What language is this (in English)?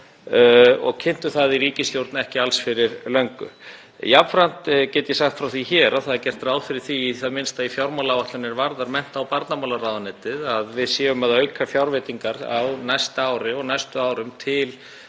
Icelandic